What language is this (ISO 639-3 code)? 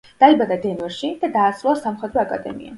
kat